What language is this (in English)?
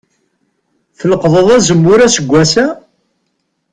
Kabyle